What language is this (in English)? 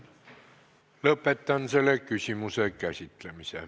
Estonian